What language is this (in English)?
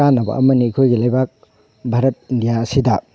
Manipuri